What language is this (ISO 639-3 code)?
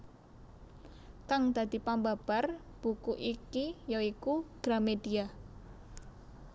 jav